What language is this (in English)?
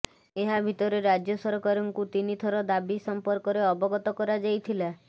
Odia